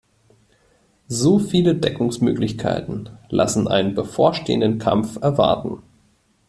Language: German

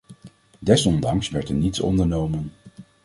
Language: Dutch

